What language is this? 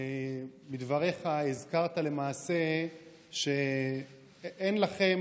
Hebrew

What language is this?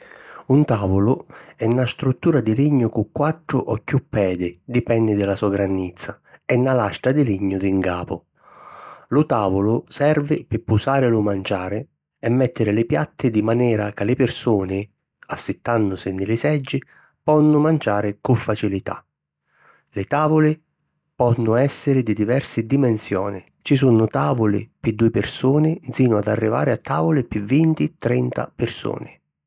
Sicilian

